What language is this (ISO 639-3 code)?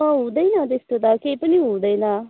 nep